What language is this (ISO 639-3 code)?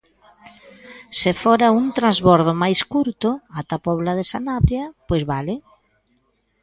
glg